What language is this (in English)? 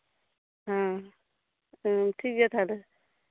Santali